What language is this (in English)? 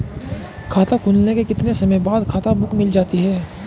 Hindi